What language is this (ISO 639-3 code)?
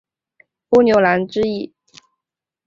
zho